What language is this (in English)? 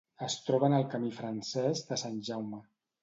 Catalan